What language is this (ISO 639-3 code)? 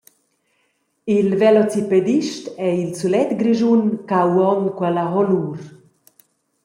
roh